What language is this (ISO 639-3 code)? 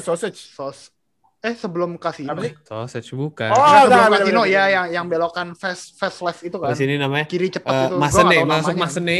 ind